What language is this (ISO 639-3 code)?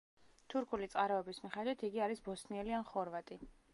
kat